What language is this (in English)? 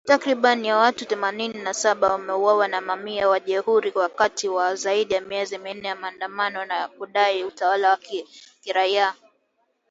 Swahili